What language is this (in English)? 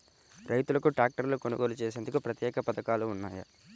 Telugu